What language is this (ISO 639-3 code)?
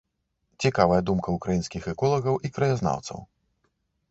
bel